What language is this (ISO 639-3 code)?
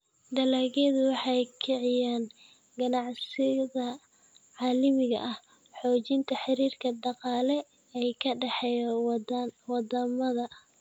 som